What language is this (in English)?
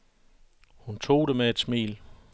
Danish